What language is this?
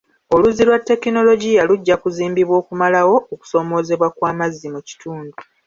Ganda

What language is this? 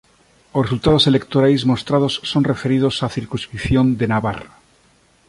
Galician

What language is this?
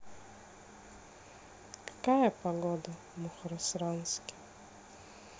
Russian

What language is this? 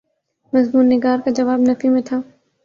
Urdu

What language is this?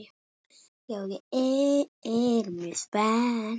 Icelandic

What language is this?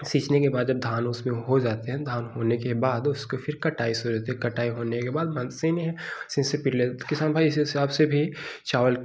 Hindi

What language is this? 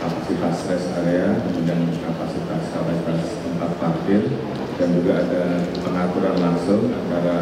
Indonesian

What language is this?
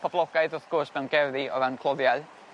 Welsh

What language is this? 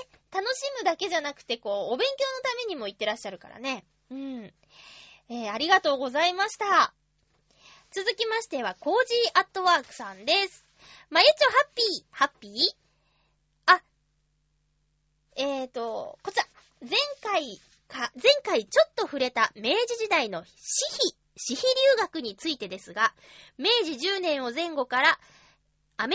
Japanese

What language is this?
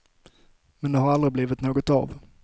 Swedish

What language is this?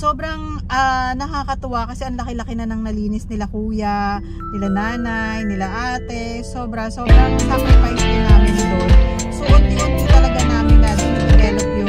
Filipino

